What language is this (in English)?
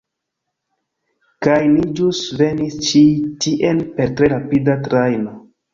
Esperanto